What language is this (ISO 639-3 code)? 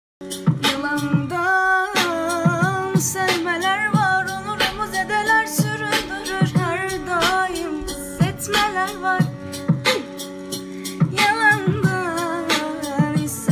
tur